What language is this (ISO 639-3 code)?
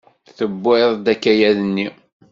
kab